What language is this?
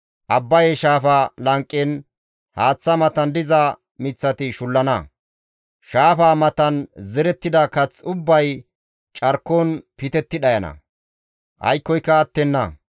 Gamo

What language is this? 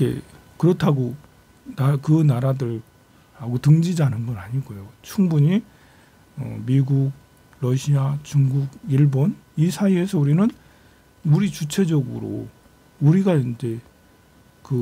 Korean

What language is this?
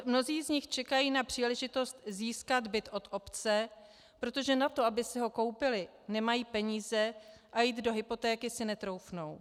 Czech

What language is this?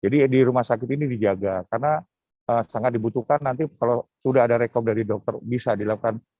Indonesian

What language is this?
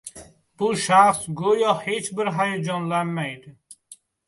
Uzbek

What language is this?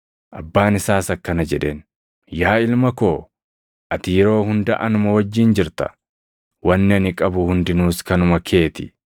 Oromo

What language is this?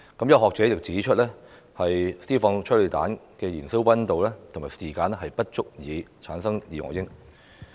Cantonese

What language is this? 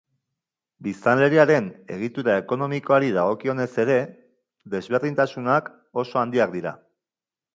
Basque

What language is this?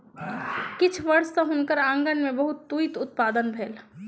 Maithili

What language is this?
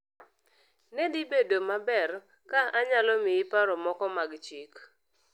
Luo (Kenya and Tanzania)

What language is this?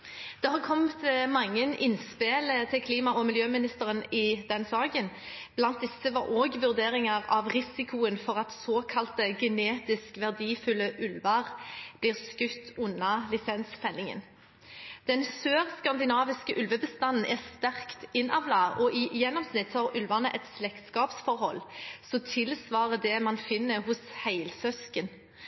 Norwegian Bokmål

